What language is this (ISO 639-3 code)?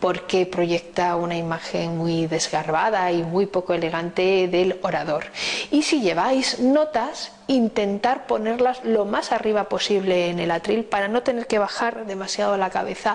spa